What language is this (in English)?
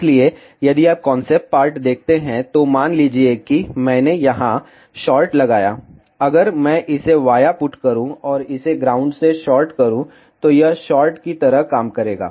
Hindi